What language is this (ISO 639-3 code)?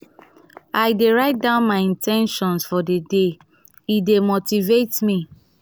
pcm